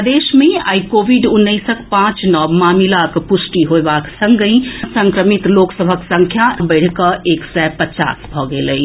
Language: Maithili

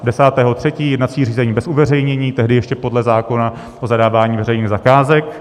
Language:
Czech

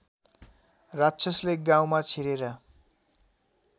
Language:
Nepali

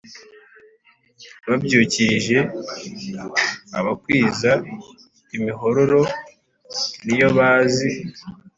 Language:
Kinyarwanda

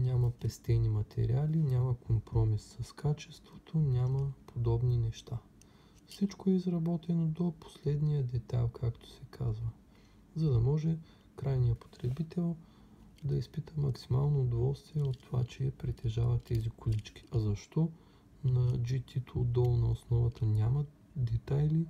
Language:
Bulgarian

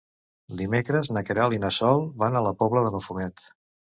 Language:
Catalan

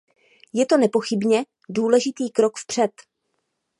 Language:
Czech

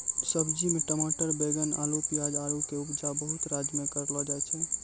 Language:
Maithili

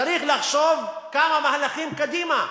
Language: Hebrew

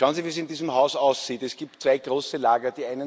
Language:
German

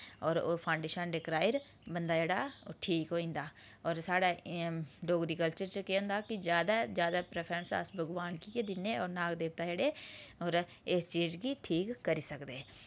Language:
Dogri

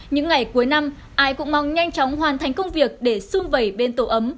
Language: Vietnamese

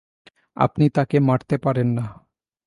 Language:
Bangla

